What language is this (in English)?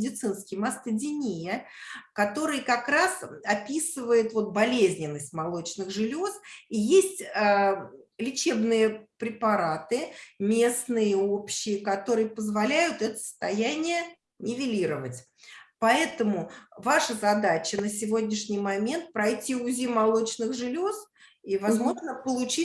Russian